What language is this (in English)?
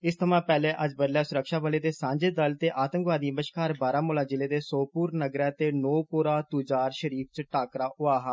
Dogri